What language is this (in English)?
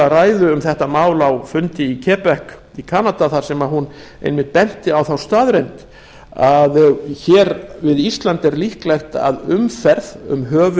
Icelandic